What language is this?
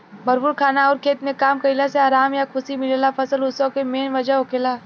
Bhojpuri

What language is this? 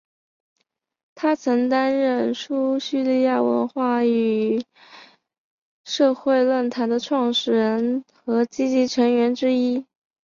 Chinese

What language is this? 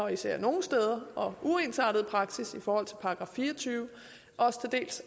Danish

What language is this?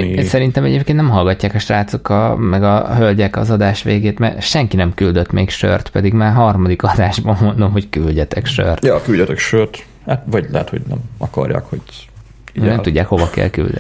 Hungarian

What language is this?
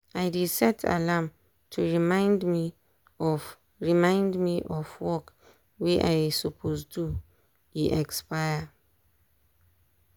Nigerian Pidgin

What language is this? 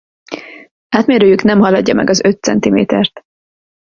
Hungarian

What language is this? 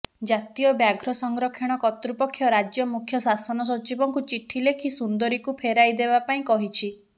Odia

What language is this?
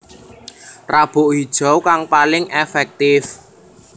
Javanese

